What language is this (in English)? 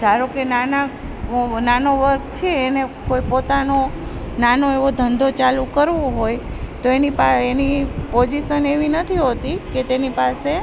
Gujarati